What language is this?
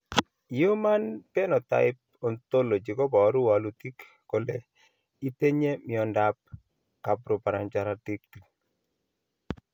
Kalenjin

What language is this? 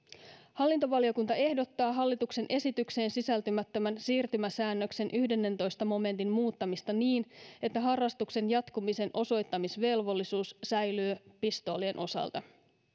Finnish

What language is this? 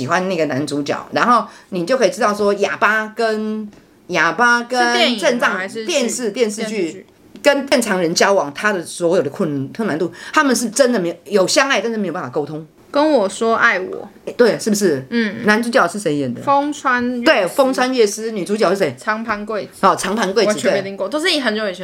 Chinese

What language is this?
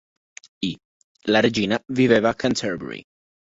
Italian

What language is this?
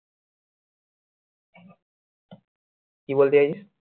Bangla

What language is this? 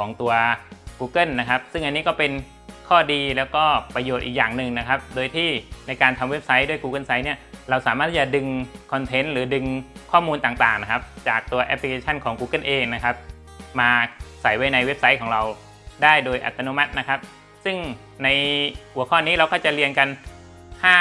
Thai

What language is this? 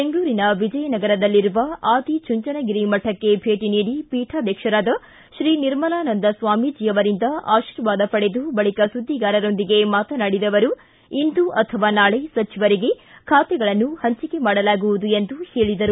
Kannada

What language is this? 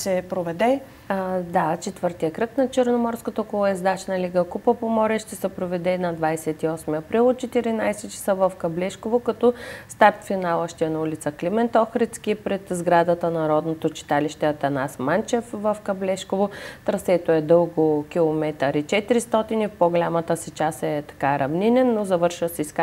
Bulgarian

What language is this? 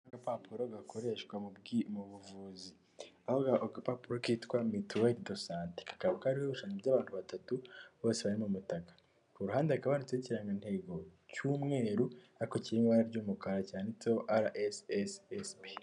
Kinyarwanda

